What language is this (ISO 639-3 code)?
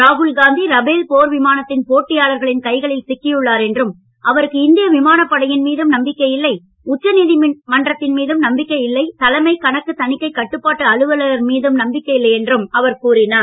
tam